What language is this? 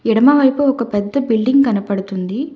Telugu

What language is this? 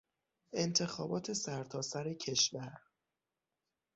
Persian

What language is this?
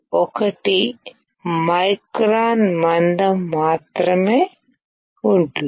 Telugu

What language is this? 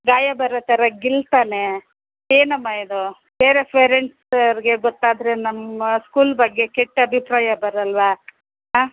Kannada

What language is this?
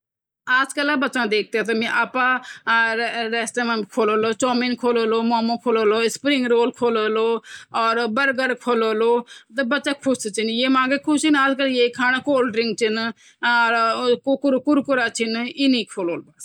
Garhwali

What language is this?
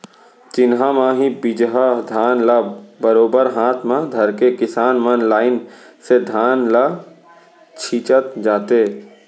Chhattisgarhi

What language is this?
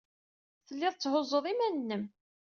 Kabyle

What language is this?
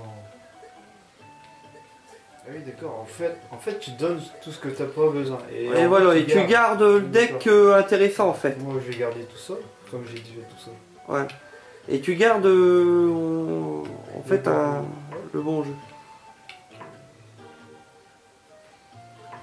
French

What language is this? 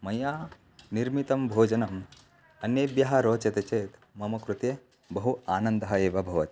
Sanskrit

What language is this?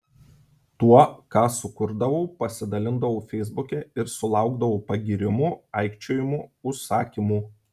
Lithuanian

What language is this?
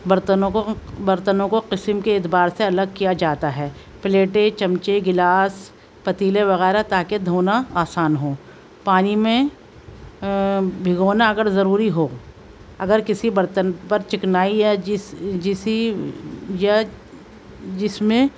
Urdu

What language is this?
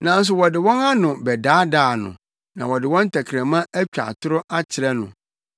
Akan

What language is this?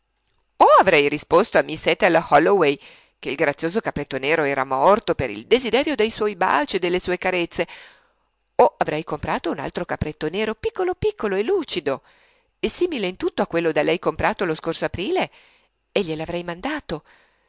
Italian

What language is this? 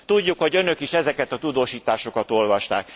Hungarian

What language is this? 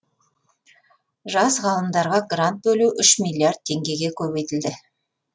Kazakh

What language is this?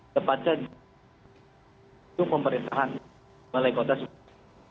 Indonesian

